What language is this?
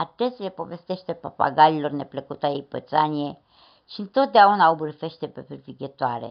Romanian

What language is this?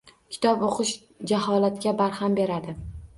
Uzbek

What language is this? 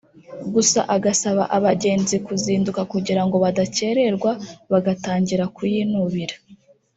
Kinyarwanda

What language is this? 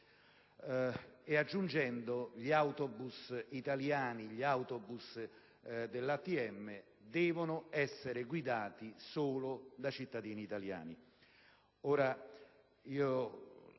Italian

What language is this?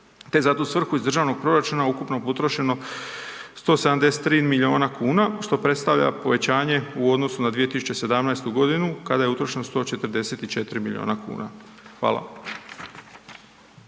Croatian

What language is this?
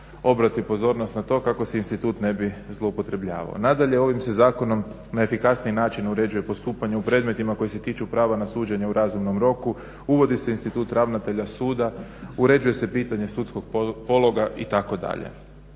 Croatian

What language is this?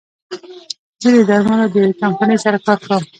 Pashto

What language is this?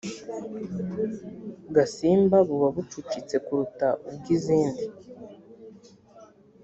Kinyarwanda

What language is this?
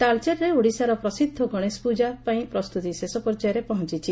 Odia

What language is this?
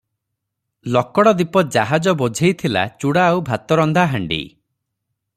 Odia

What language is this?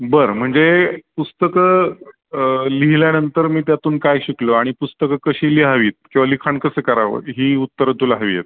Marathi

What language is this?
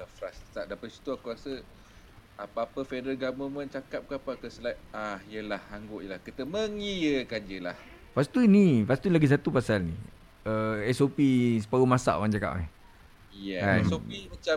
Malay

